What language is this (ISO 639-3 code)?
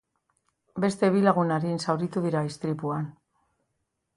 eus